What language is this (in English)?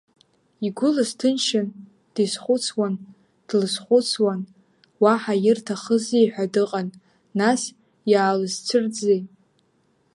Abkhazian